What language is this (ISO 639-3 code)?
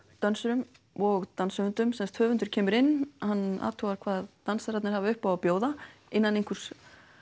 isl